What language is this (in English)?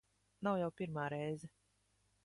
Latvian